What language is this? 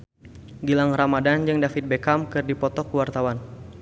Sundanese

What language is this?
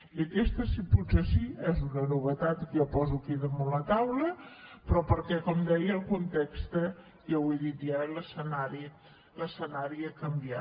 Catalan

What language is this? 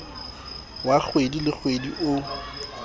Southern Sotho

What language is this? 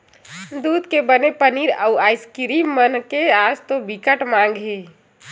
Chhattisgarhi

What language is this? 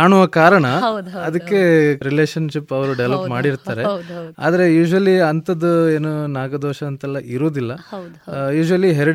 Kannada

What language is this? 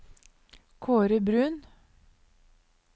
Norwegian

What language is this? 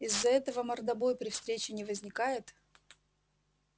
Russian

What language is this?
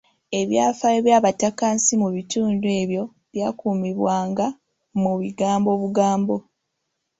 Ganda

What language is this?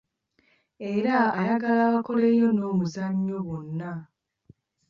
Ganda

